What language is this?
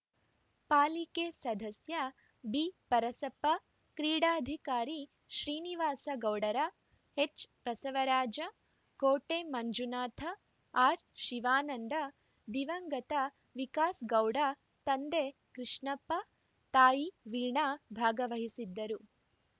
Kannada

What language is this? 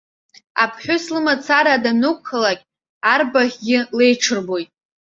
Abkhazian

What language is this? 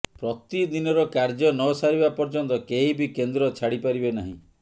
Odia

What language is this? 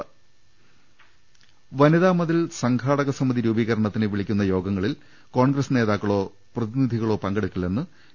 Malayalam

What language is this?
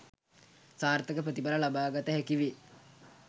Sinhala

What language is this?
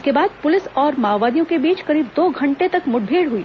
Hindi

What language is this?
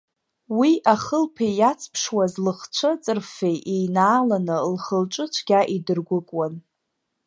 Abkhazian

